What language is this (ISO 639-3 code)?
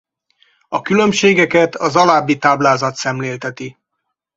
hun